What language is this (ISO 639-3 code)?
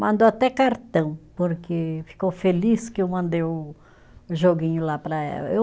por